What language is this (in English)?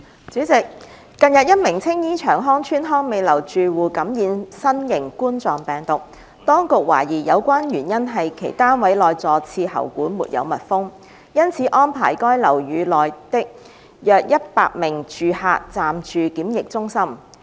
Cantonese